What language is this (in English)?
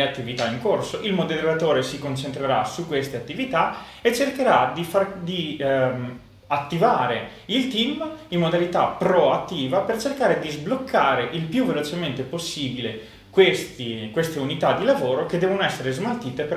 Italian